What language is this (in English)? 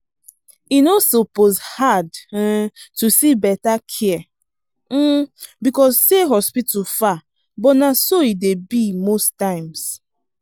Nigerian Pidgin